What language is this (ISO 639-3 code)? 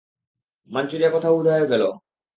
ben